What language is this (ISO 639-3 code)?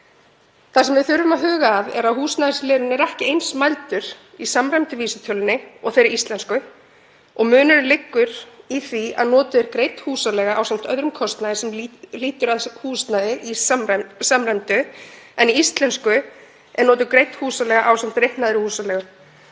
isl